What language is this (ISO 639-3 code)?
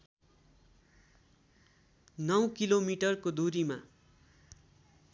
nep